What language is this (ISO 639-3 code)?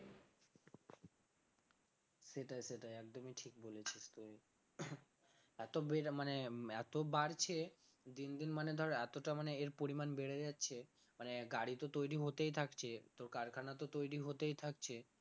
ben